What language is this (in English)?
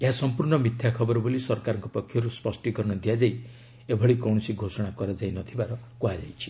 Odia